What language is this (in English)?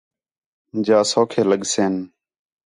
Khetrani